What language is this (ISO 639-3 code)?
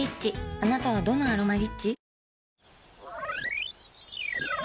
jpn